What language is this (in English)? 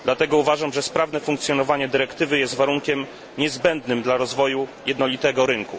Polish